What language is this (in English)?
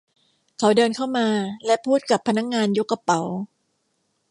Thai